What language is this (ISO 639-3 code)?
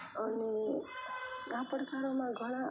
guj